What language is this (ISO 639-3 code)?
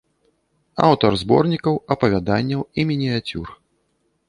bel